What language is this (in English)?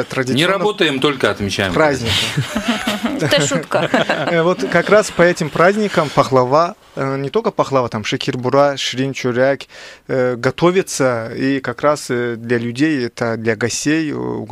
Russian